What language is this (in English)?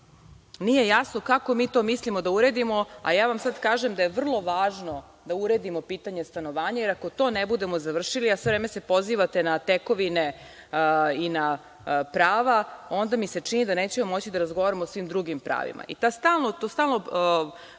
Serbian